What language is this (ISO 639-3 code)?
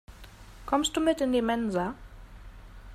deu